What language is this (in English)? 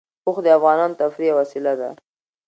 Pashto